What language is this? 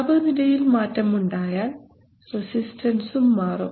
Malayalam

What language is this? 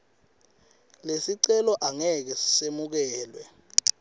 Swati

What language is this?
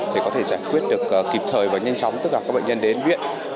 Vietnamese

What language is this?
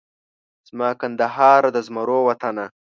Pashto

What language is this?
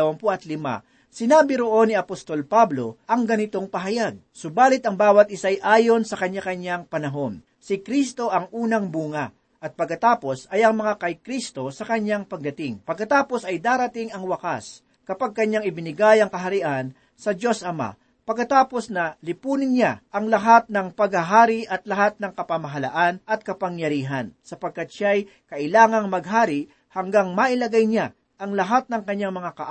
Filipino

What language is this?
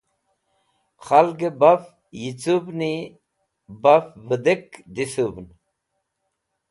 Wakhi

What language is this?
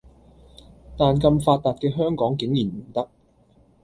Cantonese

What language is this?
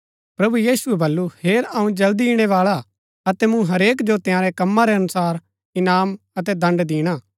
Gaddi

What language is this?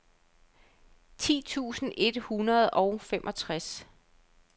Danish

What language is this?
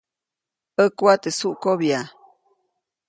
Copainalá Zoque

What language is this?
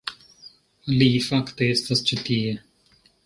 Esperanto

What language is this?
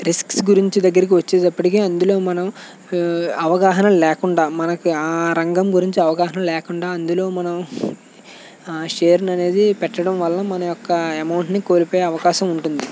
Telugu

